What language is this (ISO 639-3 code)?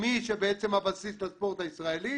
heb